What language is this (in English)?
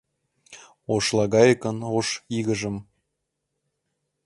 Mari